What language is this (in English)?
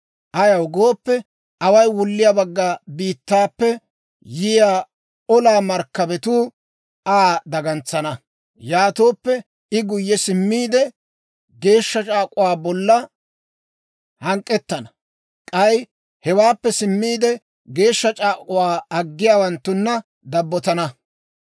Dawro